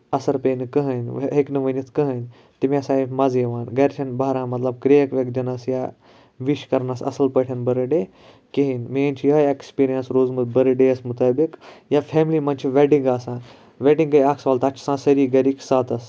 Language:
Kashmiri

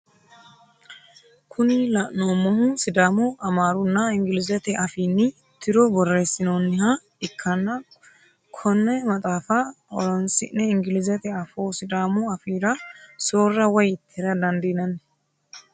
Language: Sidamo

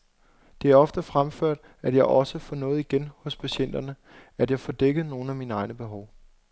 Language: Danish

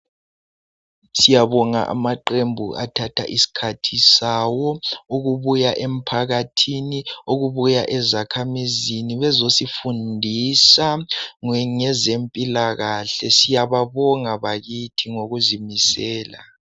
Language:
North Ndebele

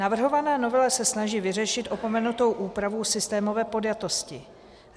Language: Czech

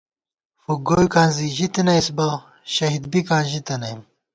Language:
Gawar-Bati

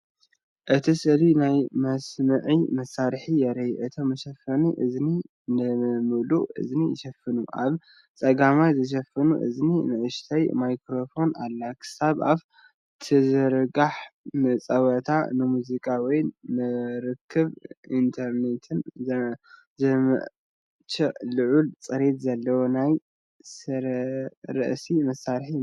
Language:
Tigrinya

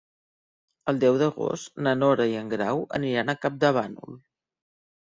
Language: Catalan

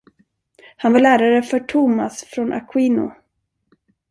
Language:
Swedish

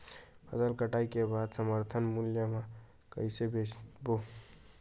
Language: Chhattisgarhi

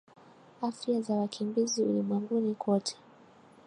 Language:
Swahili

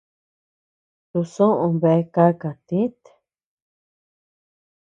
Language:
Tepeuxila Cuicatec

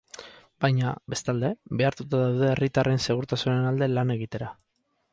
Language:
Basque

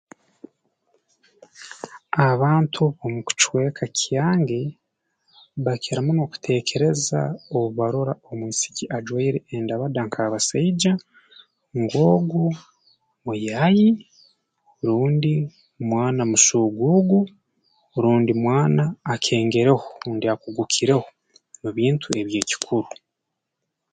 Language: Tooro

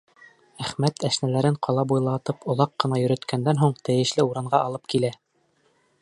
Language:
Bashkir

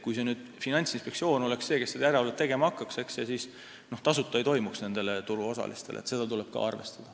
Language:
Estonian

